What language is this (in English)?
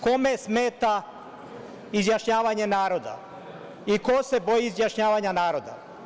Serbian